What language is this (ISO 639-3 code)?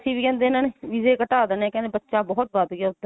pan